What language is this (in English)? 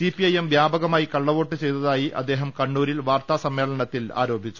Malayalam